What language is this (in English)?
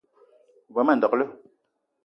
Eton (Cameroon)